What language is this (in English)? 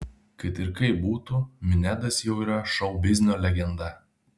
Lithuanian